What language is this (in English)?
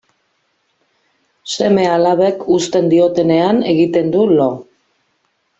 Basque